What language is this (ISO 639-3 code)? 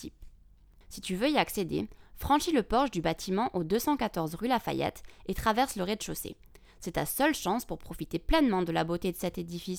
fra